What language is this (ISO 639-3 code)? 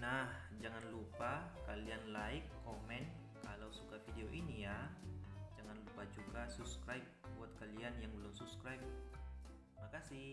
ind